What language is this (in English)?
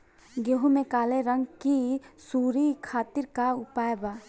Bhojpuri